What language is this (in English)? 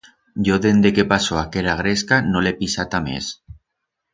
Aragonese